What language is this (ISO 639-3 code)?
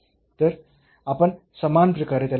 mar